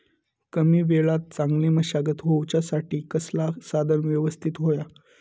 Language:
Marathi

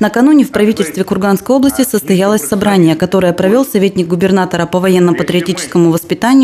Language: Russian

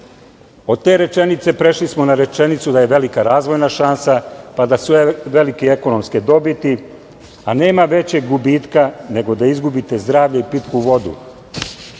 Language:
Serbian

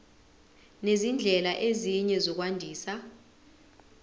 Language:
Zulu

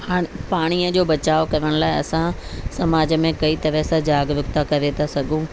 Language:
Sindhi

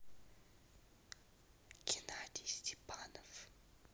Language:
Russian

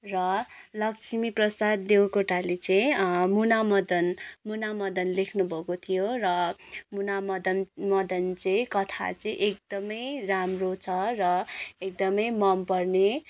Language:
Nepali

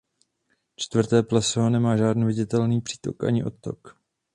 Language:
Czech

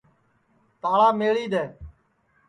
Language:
Sansi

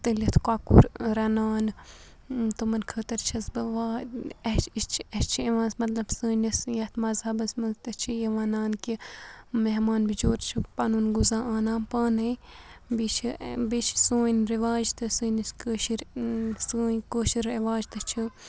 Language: Kashmiri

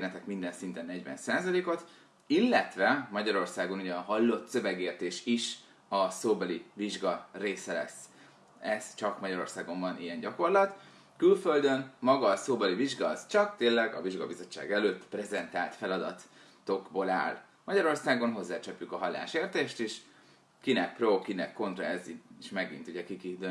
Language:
Hungarian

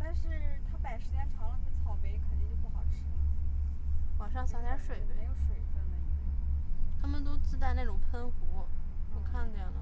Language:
Chinese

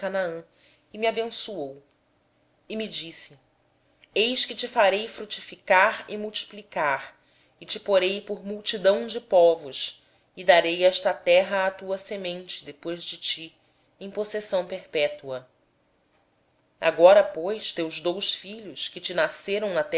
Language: Portuguese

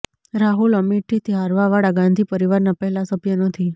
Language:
Gujarati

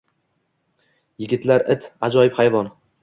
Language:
Uzbek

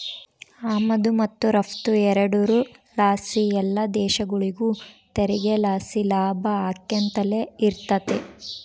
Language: Kannada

